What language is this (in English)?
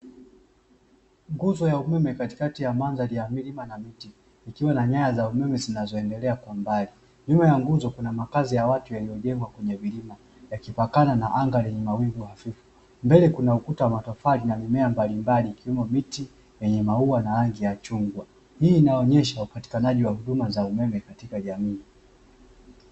Swahili